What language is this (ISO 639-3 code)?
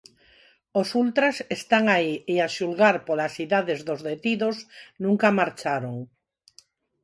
glg